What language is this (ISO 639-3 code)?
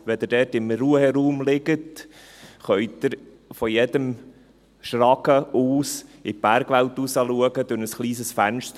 gsw